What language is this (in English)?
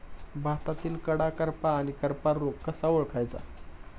Marathi